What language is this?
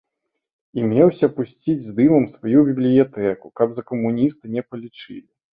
Belarusian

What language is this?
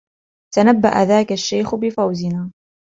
Arabic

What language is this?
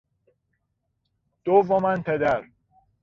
Persian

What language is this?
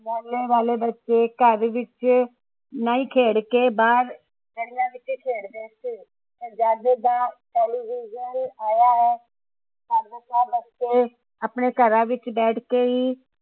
Punjabi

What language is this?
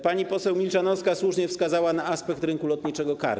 Polish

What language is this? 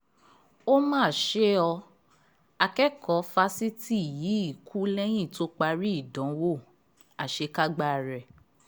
Yoruba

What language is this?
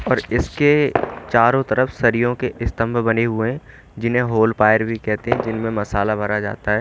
Hindi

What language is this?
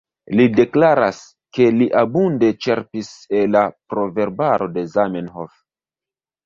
Esperanto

